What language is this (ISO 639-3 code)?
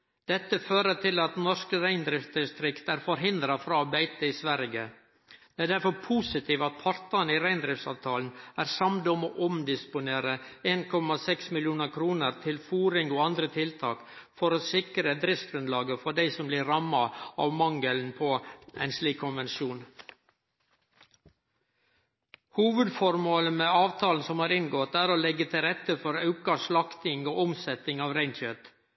nno